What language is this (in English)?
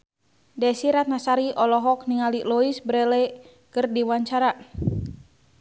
Sundanese